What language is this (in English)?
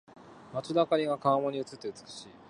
Japanese